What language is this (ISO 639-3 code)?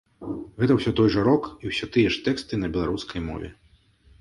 bel